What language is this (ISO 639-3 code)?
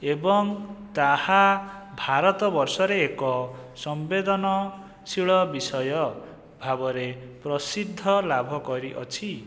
ori